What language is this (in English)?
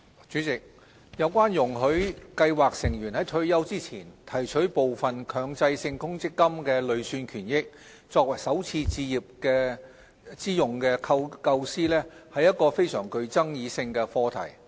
Cantonese